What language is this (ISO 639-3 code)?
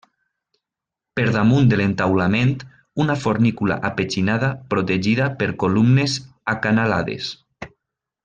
cat